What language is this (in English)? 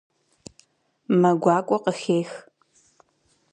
Kabardian